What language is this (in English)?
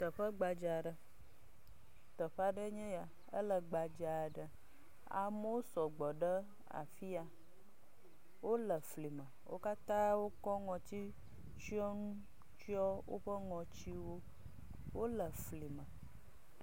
Ewe